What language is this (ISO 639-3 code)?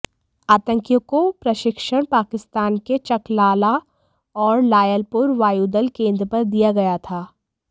hin